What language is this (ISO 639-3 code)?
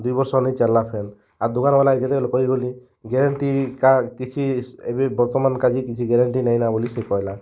ori